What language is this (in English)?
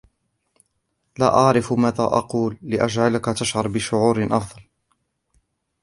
Arabic